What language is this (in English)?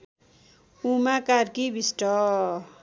Nepali